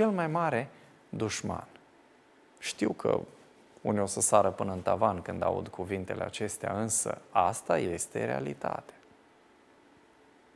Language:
Romanian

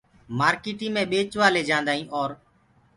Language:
Gurgula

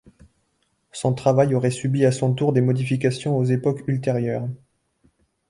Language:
French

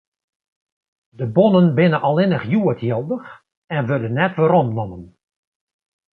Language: Western Frisian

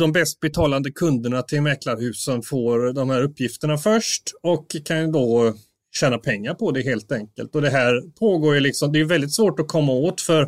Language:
Swedish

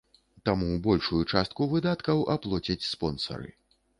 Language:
Belarusian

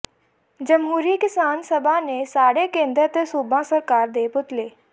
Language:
Punjabi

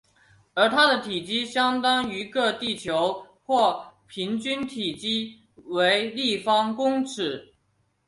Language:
Chinese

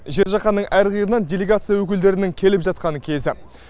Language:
Kazakh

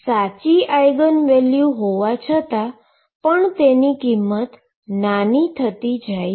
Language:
Gujarati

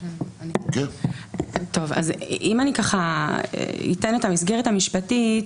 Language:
Hebrew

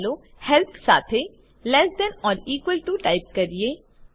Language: Gujarati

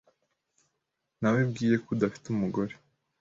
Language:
Kinyarwanda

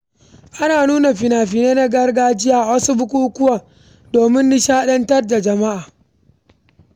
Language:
Hausa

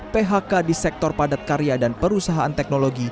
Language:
Indonesian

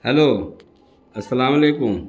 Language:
Urdu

